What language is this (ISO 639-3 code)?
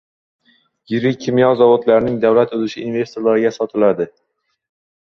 uzb